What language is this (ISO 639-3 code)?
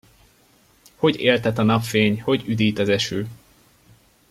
hun